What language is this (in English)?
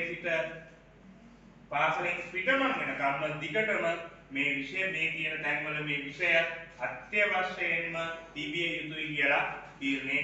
Arabic